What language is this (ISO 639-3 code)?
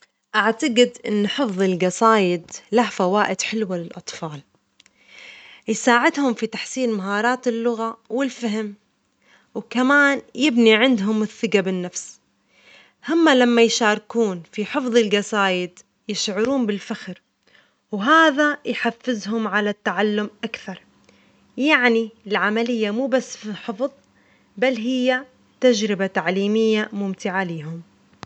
acx